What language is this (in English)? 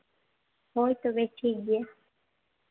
Santali